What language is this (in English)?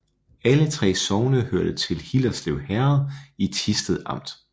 Danish